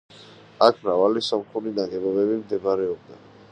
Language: Georgian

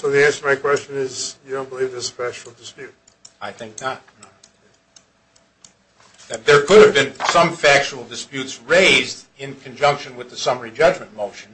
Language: English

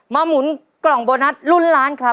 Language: Thai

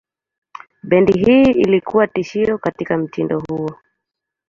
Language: Swahili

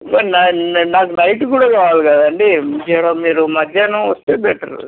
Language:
Telugu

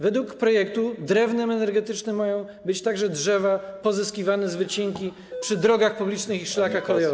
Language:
Polish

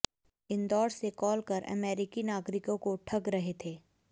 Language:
Hindi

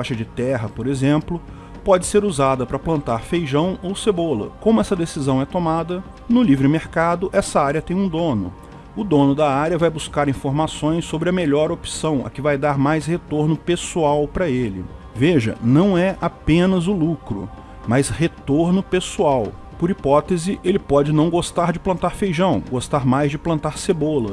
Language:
Portuguese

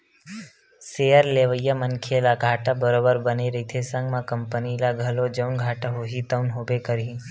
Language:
Chhattisgarhi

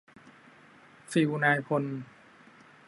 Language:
Thai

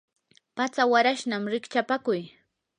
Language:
Yanahuanca Pasco Quechua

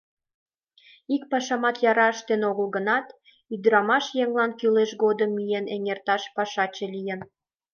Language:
Mari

